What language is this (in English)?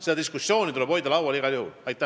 Estonian